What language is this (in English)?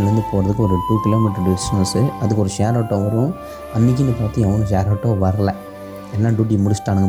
Tamil